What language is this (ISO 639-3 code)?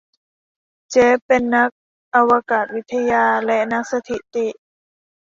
tha